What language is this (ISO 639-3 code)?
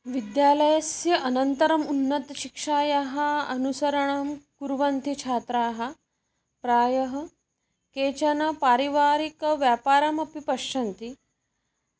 san